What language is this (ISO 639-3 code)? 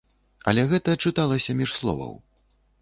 bel